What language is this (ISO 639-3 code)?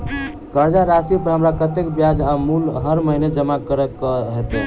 mai